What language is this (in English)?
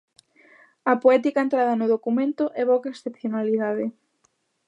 Galician